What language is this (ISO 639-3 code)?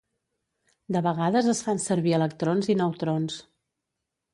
cat